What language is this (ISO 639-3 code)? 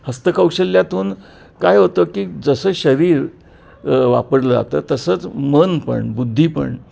mar